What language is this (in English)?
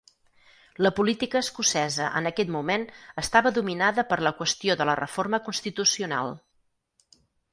Catalan